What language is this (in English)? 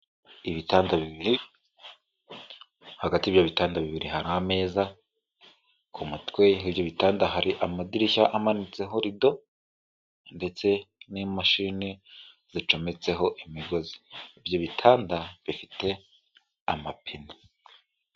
Kinyarwanda